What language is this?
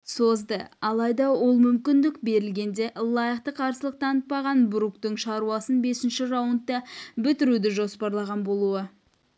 Kazakh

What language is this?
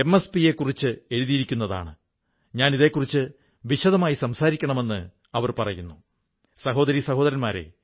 Malayalam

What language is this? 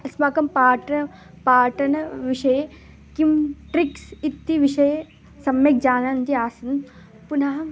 Sanskrit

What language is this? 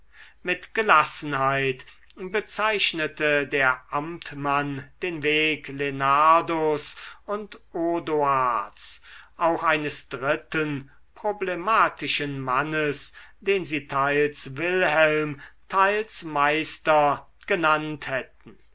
German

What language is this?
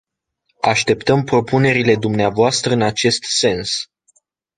Romanian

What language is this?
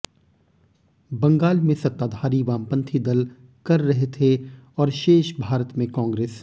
Hindi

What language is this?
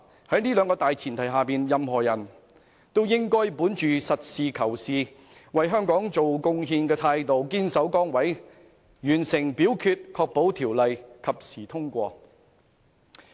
Cantonese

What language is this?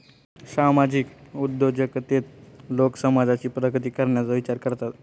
Marathi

